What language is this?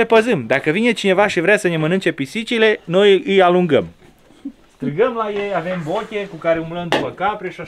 Romanian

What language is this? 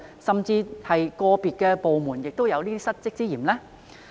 Cantonese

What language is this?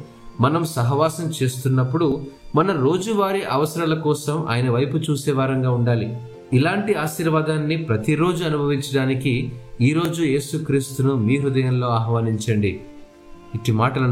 Telugu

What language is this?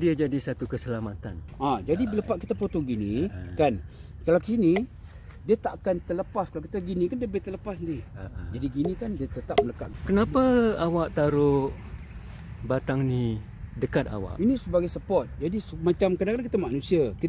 Malay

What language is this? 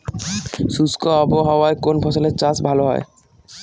Bangla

